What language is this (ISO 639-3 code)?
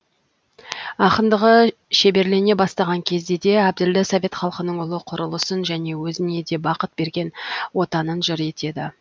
kaz